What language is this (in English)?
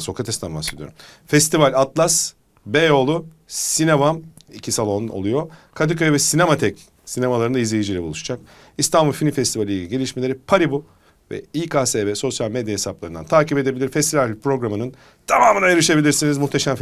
Turkish